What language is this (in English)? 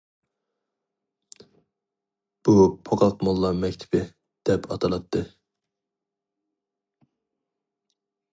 Uyghur